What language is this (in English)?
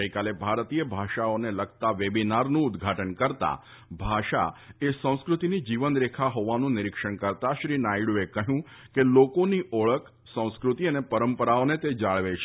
Gujarati